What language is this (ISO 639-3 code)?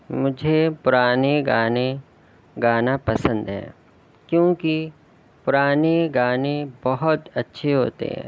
urd